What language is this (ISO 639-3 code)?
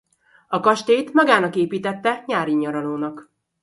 hun